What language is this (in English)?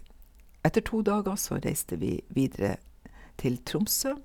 Norwegian